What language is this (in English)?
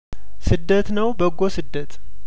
Amharic